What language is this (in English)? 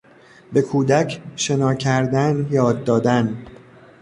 Persian